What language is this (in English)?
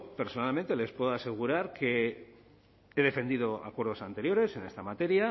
Spanish